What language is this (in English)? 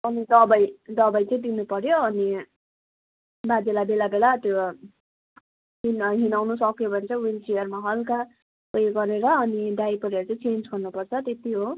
Nepali